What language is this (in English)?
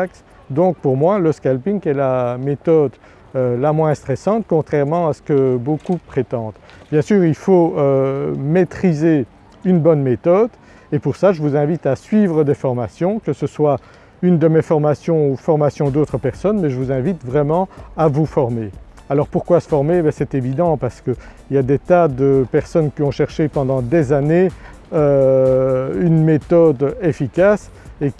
French